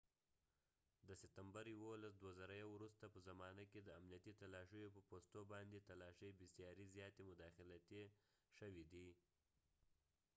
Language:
Pashto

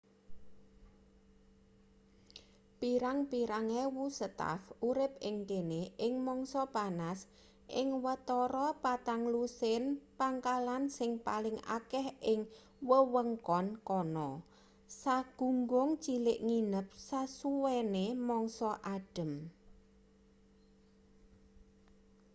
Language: Javanese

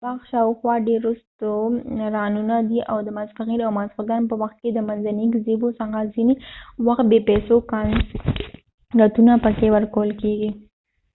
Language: Pashto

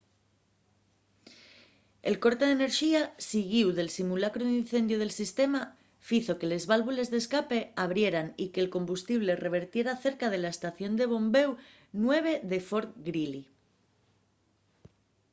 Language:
Asturian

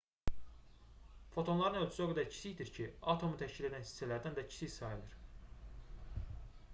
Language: Azerbaijani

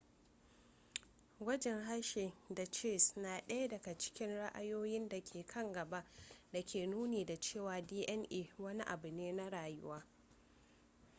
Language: Hausa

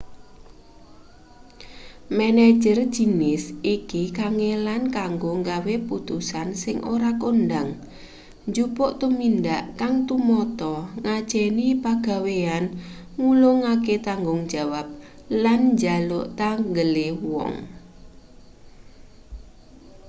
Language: Javanese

